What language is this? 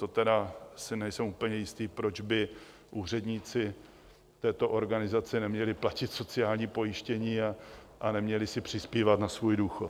Czech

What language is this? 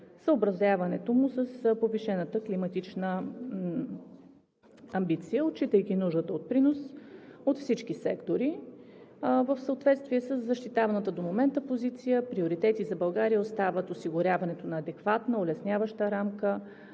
Bulgarian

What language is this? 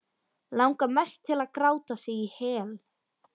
Icelandic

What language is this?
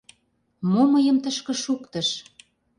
Mari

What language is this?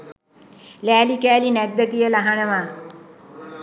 Sinhala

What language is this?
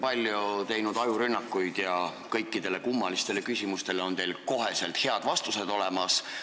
Estonian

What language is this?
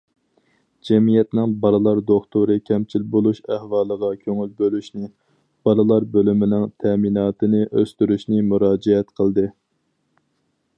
Uyghur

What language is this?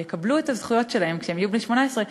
Hebrew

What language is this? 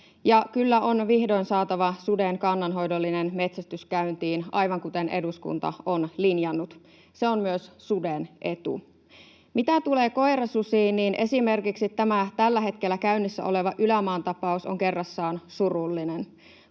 Finnish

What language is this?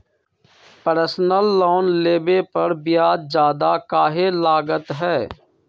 Magahi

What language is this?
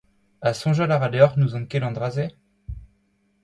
Breton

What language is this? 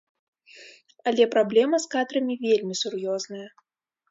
Belarusian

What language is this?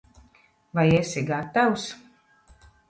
Latvian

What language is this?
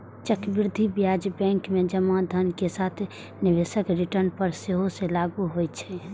Maithili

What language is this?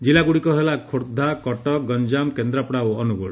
Odia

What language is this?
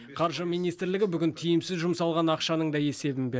Kazakh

